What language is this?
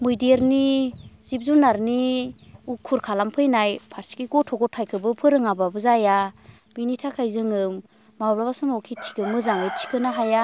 Bodo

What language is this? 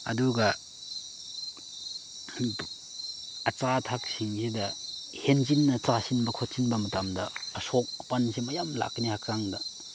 Manipuri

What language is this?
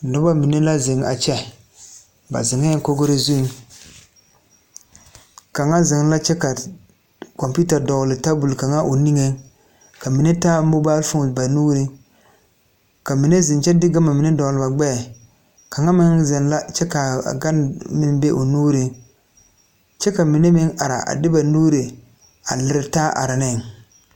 Southern Dagaare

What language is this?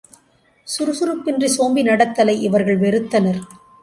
Tamil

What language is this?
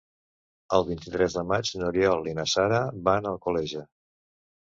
Catalan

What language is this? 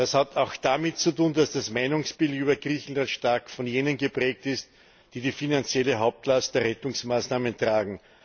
German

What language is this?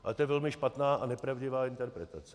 Czech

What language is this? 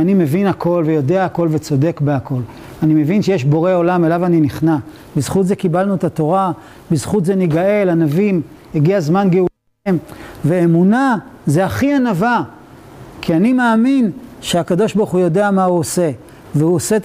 Hebrew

